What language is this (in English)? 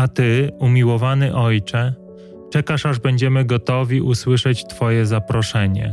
Polish